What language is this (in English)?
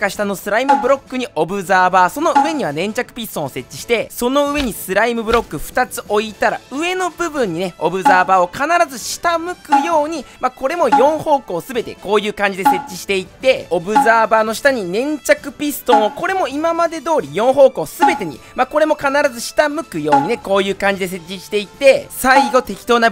Japanese